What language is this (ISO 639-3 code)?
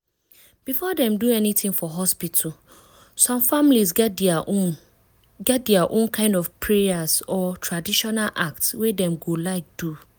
pcm